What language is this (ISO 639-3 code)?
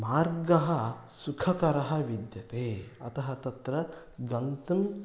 san